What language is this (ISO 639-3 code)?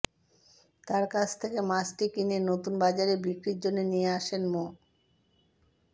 ben